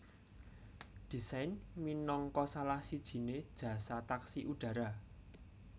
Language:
Javanese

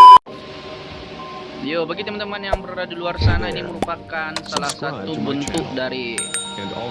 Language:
Indonesian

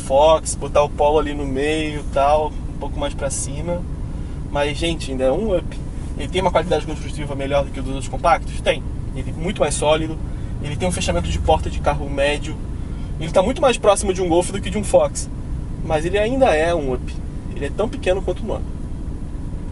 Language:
Portuguese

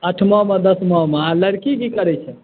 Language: Maithili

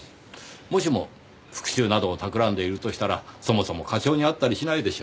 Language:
Japanese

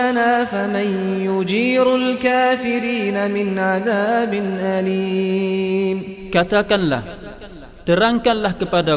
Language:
Malay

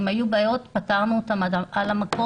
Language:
Hebrew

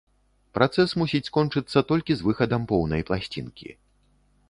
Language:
Belarusian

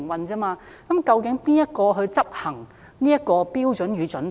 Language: Cantonese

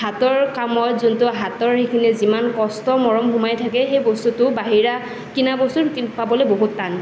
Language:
Assamese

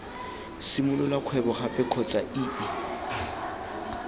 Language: Tswana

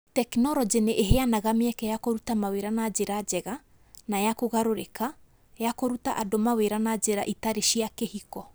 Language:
Kikuyu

